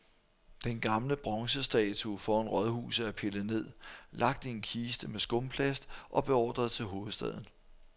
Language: Danish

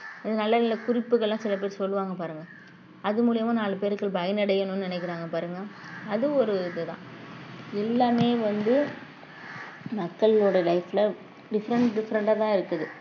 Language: Tamil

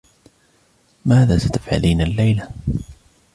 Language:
Arabic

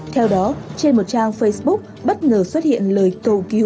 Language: Vietnamese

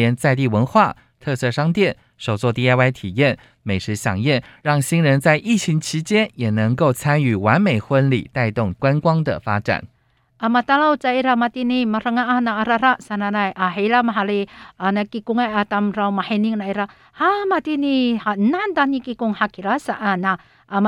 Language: Chinese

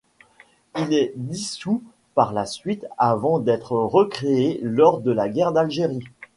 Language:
French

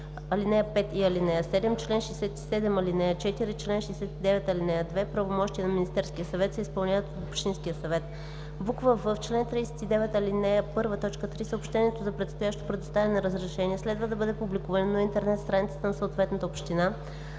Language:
Bulgarian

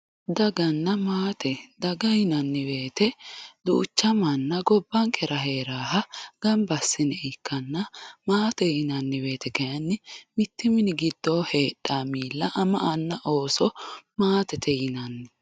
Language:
Sidamo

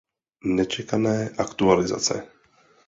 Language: Czech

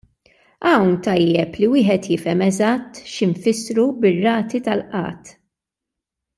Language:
Maltese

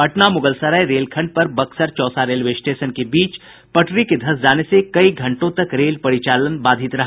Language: Hindi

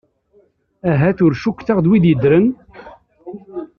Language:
Kabyle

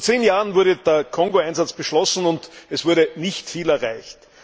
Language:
German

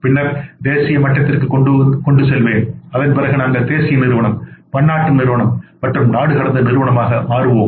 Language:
Tamil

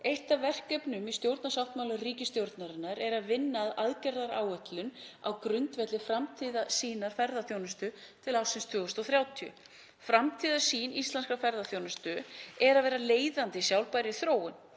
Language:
Icelandic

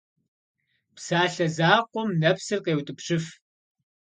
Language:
Kabardian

